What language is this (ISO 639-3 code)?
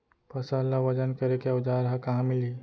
hne